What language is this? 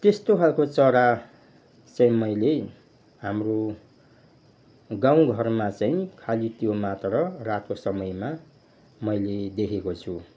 Nepali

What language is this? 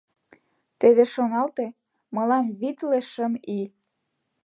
Mari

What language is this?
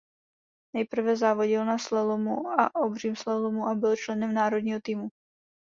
Czech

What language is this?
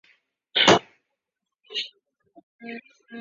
Chinese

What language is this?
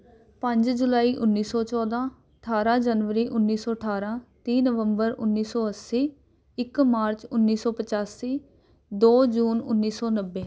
Punjabi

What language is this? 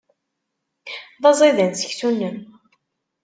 Kabyle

